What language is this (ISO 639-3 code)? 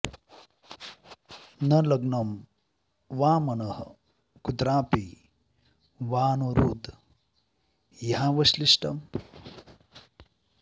san